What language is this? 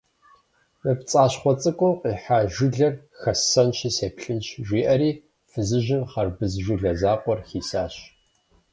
Kabardian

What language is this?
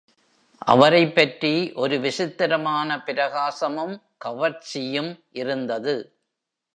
Tamil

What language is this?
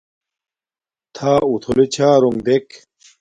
Domaaki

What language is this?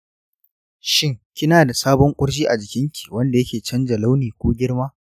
Hausa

